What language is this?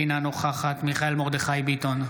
Hebrew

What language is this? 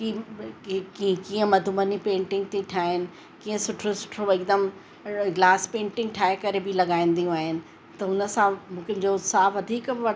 Sindhi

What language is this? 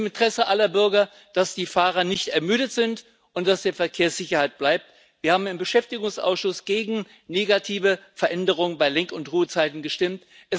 German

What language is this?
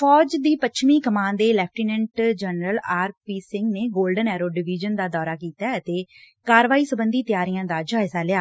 Punjabi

